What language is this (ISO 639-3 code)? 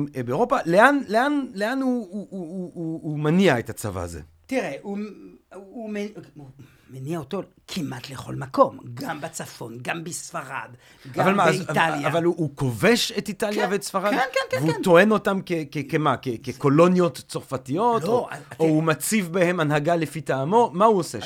heb